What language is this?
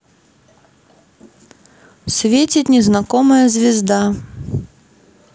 Russian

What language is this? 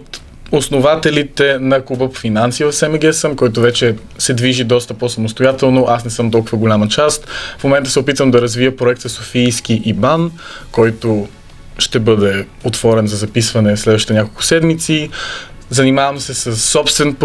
Bulgarian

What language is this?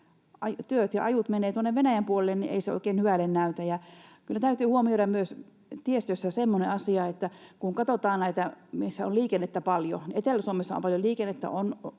Finnish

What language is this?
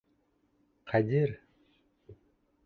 Bashkir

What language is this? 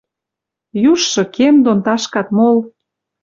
Western Mari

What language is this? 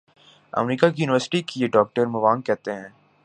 Urdu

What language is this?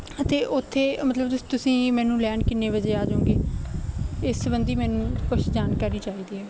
Punjabi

